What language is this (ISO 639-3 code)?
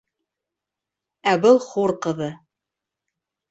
bak